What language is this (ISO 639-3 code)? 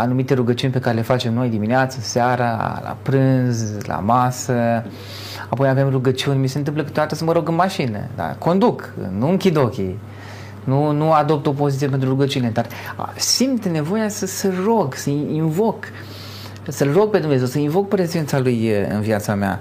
ron